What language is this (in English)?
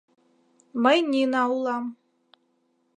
Mari